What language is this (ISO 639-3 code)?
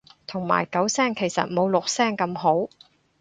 yue